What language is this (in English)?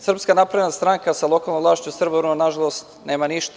Serbian